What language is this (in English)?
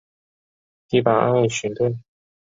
Chinese